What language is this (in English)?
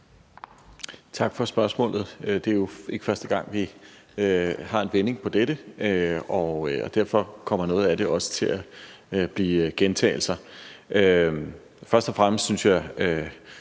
Danish